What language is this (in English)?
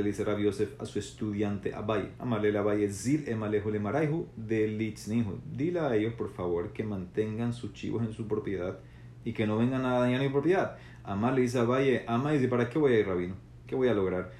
Spanish